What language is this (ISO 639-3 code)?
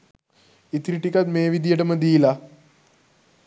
sin